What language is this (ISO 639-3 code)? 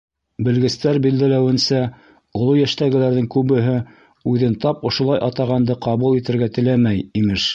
bak